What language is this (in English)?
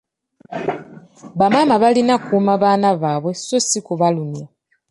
Ganda